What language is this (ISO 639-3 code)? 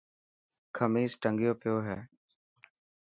mki